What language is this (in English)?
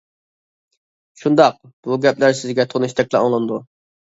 Uyghur